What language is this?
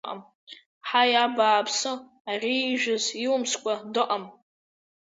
Abkhazian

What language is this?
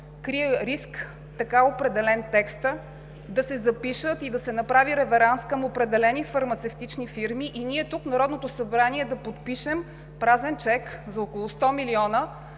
Bulgarian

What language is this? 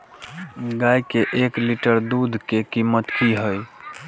Maithili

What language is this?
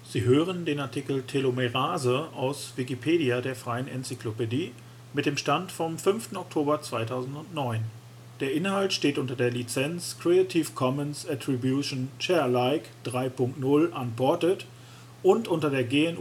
German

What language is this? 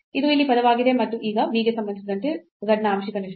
Kannada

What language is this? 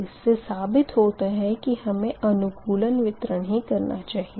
Hindi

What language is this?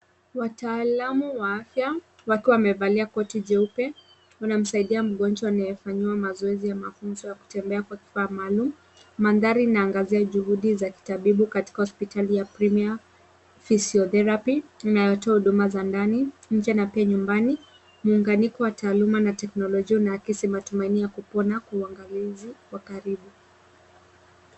Swahili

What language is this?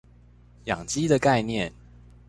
Chinese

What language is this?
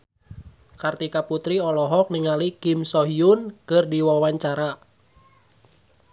Sundanese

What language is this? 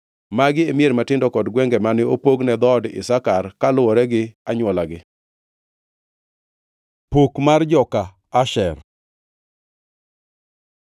Luo (Kenya and Tanzania)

